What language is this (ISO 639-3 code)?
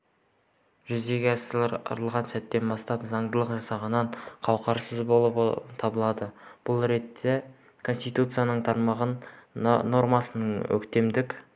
kaz